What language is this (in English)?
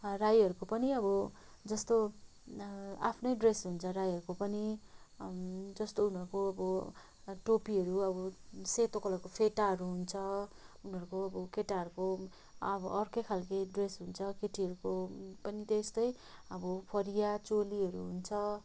Nepali